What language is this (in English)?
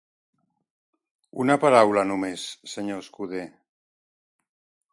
Catalan